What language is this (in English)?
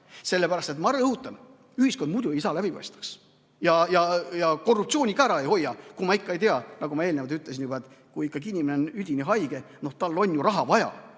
Estonian